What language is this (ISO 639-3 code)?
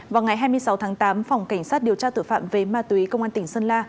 vie